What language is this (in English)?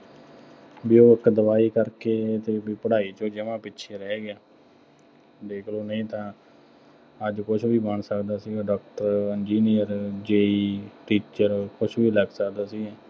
Punjabi